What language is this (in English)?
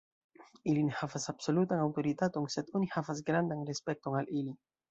Esperanto